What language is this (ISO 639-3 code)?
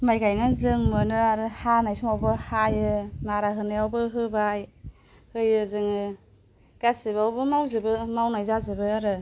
brx